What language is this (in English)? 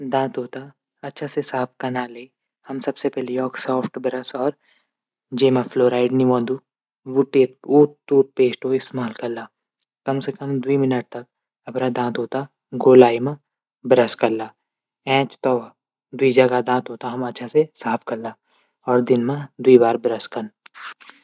Garhwali